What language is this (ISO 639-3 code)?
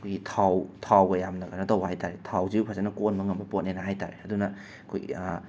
mni